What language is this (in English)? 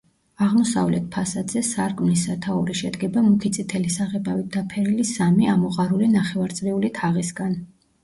Georgian